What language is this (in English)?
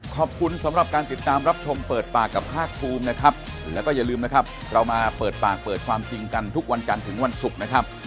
Thai